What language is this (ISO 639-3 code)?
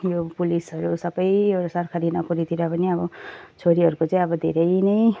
nep